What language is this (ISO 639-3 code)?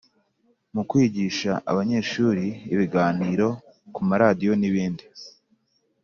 kin